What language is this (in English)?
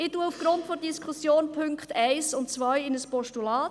Swiss German